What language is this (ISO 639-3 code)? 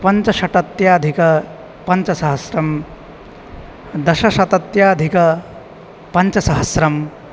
san